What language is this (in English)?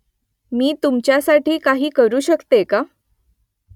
Marathi